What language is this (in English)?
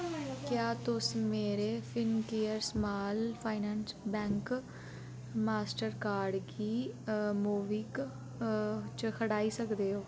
Dogri